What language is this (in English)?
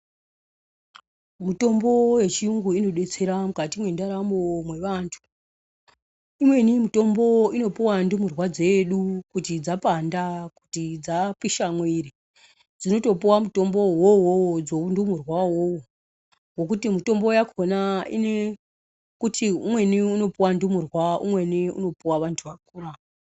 Ndau